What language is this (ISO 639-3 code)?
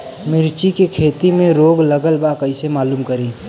bho